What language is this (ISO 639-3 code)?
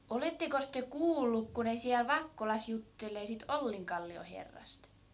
fin